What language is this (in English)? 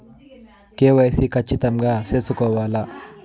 Telugu